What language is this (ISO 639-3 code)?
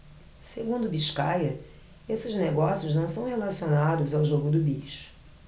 por